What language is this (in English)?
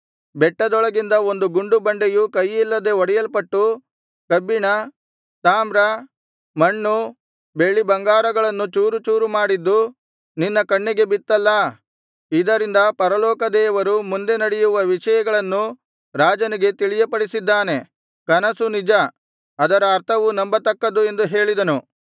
Kannada